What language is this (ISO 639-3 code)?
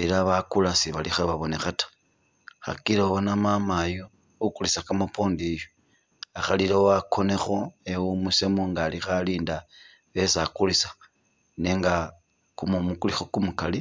myx